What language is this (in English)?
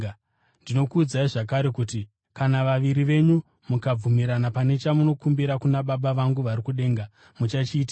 Shona